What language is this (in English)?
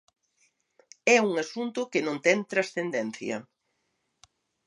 Galician